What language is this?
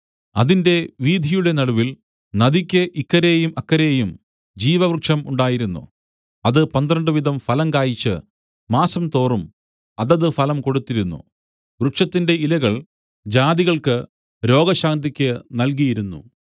Malayalam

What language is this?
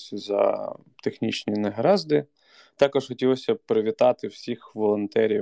Ukrainian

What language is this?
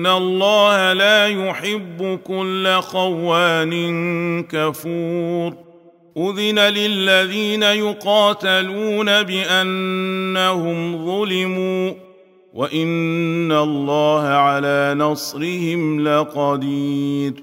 Arabic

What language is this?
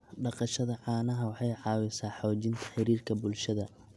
Somali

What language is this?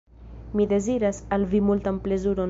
Esperanto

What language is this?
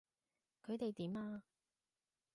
Cantonese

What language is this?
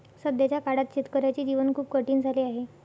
Marathi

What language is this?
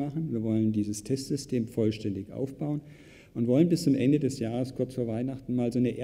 German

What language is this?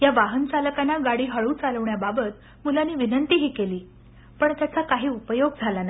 Marathi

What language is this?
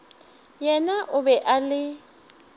Northern Sotho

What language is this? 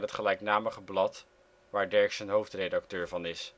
Dutch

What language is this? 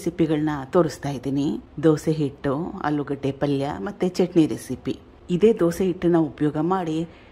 Kannada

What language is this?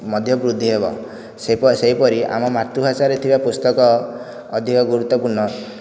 Odia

